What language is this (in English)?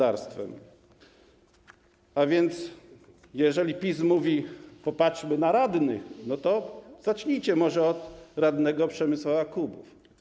Polish